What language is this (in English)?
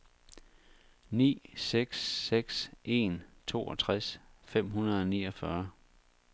Danish